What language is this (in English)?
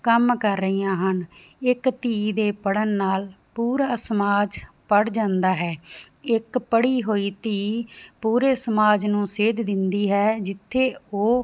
Punjabi